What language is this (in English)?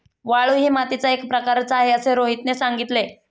Marathi